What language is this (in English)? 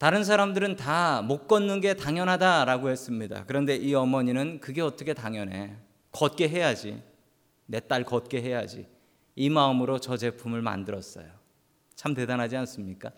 Korean